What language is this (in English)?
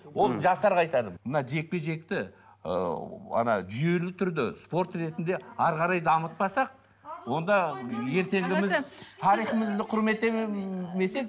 Kazakh